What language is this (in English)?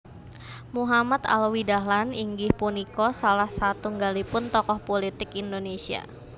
Javanese